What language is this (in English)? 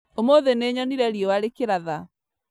Kikuyu